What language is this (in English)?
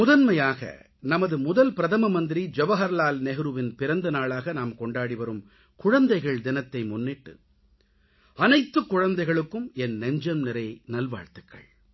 Tamil